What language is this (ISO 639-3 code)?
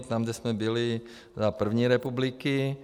ces